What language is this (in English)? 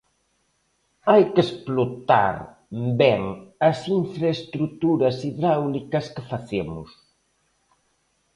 Galician